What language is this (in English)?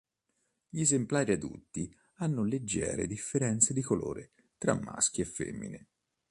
Italian